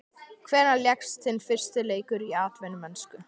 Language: Icelandic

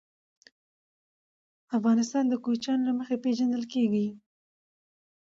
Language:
Pashto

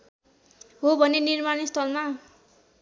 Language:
Nepali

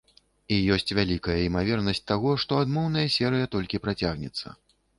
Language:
Belarusian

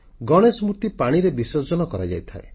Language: Odia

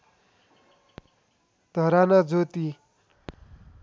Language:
Nepali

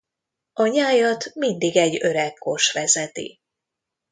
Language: Hungarian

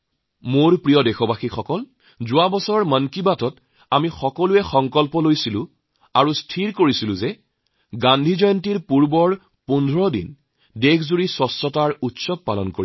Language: Assamese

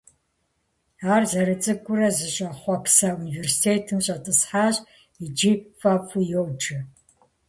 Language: Kabardian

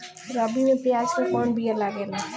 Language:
Bhojpuri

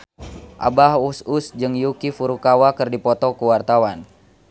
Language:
Sundanese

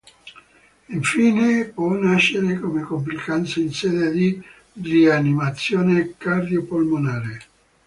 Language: Italian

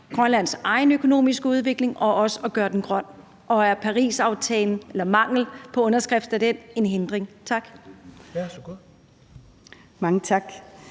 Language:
Danish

